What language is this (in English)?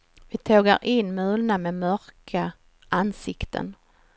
Swedish